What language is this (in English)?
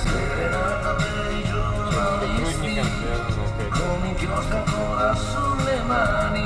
Russian